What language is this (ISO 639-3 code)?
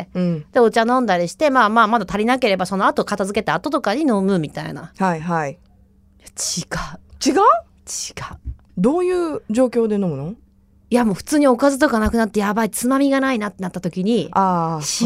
jpn